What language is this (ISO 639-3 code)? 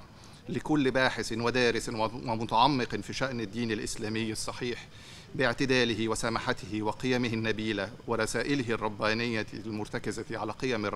ara